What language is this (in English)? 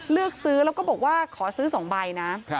Thai